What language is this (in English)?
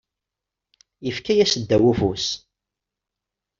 Kabyle